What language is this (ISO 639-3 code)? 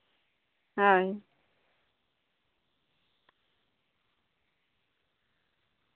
sat